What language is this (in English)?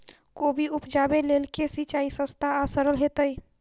Maithili